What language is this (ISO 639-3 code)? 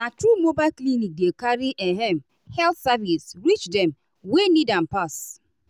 pcm